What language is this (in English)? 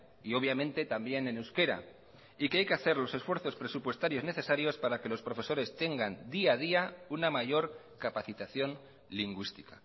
Spanish